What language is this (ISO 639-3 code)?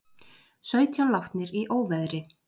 isl